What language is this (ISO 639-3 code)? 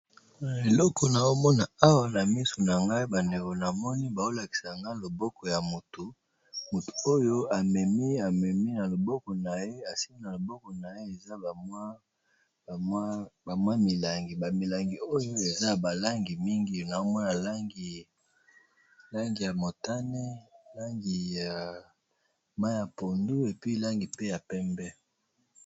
lin